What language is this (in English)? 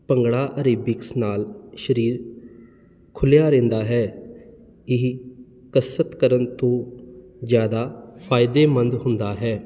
Punjabi